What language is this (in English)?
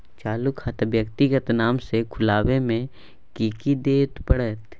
Maithili